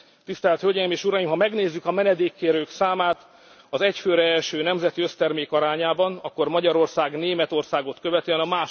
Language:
Hungarian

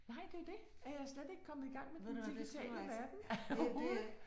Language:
Danish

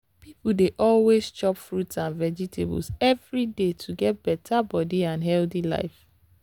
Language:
Nigerian Pidgin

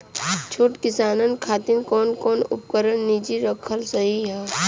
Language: Bhojpuri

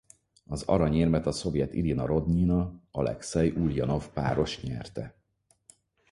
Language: Hungarian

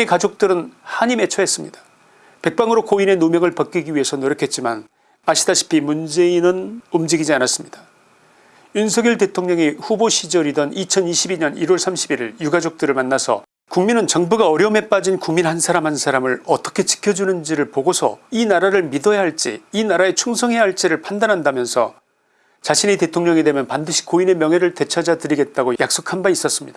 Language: Korean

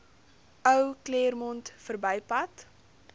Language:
Afrikaans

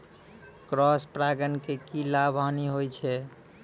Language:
Maithili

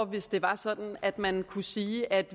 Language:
Danish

